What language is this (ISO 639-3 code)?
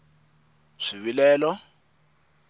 tso